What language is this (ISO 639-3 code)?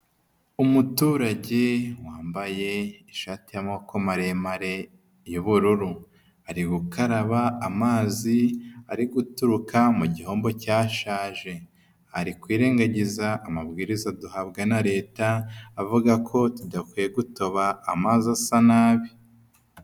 kin